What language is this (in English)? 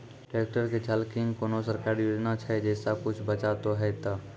Maithili